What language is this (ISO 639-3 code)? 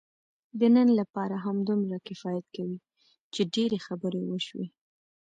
pus